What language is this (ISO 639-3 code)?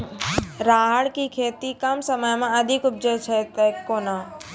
mai